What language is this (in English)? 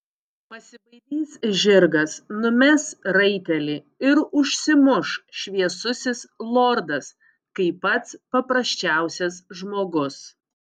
Lithuanian